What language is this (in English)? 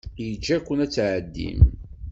Kabyle